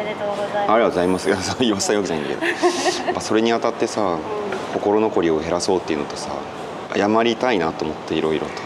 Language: Japanese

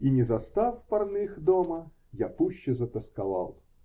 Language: Russian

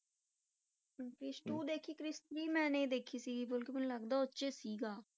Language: Punjabi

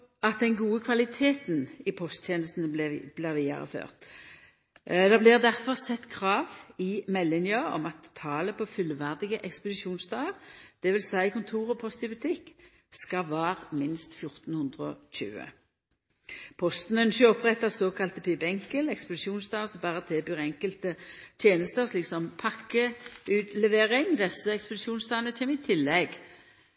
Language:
Norwegian Nynorsk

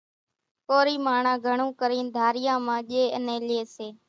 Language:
Kachi Koli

